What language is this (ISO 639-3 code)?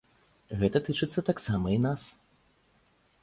bel